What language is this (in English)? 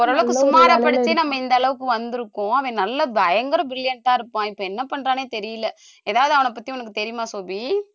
Tamil